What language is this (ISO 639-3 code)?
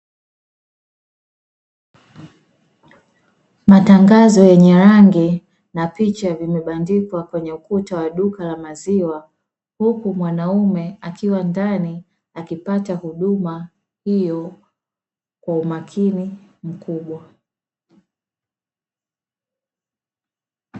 swa